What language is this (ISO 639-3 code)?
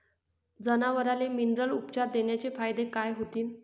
mar